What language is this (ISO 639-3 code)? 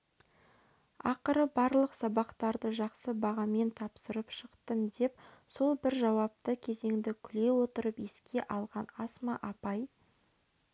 kaz